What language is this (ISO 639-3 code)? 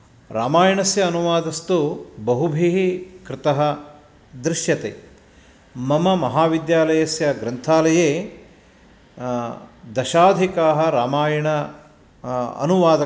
san